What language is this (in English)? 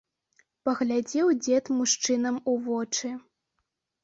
Belarusian